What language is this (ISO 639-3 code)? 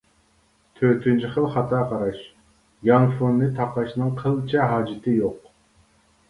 uig